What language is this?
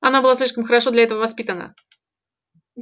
Russian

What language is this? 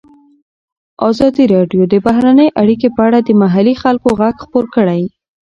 Pashto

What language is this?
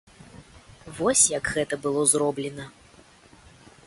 Belarusian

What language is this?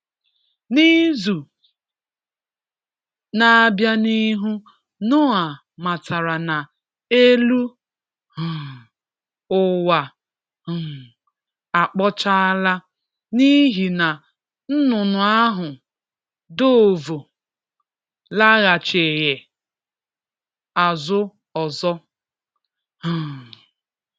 Igbo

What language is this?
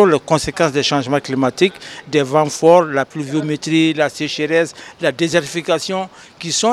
French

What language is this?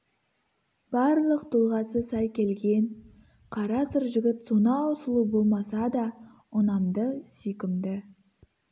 Kazakh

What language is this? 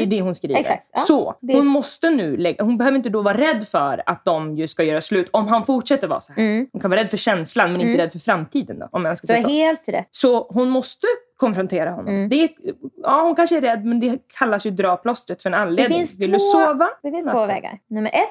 Swedish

